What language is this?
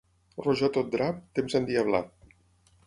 Catalan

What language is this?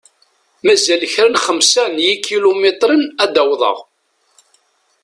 Kabyle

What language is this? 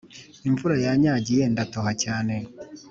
Kinyarwanda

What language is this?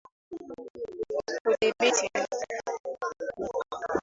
Swahili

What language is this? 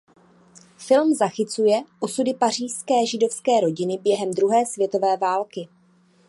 Czech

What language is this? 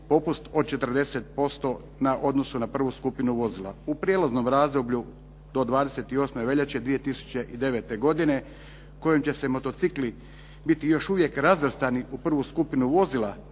Croatian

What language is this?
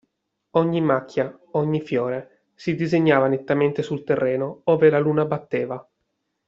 Italian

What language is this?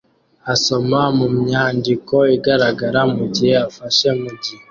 Kinyarwanda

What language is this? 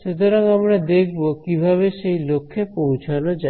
Bangla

